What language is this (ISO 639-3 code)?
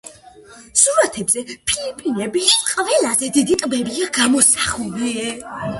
kat